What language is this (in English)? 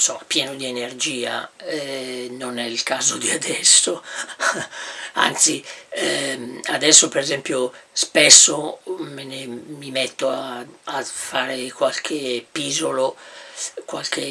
Italian